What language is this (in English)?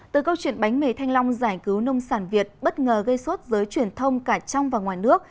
Vietnamese